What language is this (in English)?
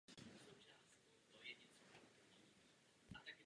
Czech